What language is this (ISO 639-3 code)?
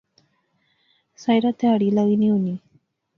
phr